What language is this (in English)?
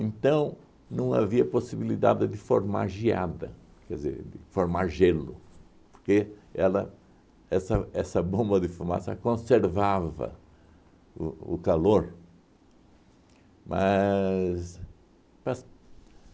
Portuguese